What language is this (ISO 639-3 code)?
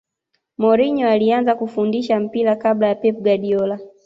swa